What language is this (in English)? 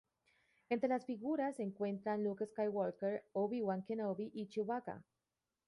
Spanish